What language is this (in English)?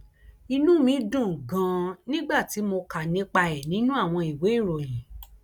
Yoruba